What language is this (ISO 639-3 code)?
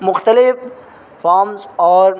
urd